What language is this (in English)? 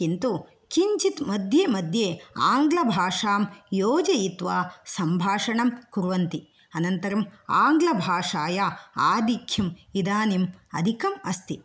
Sanskrit